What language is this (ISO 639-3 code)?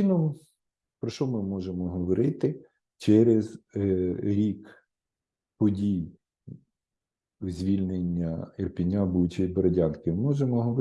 ukr